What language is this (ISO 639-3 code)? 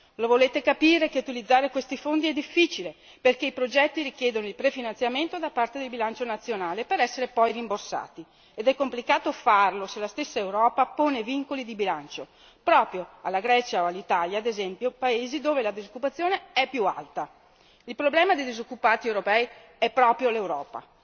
ita